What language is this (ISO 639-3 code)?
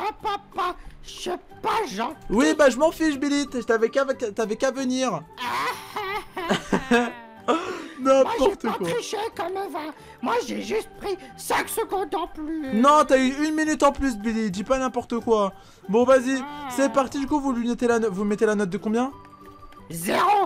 fra